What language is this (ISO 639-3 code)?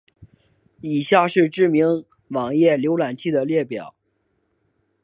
zho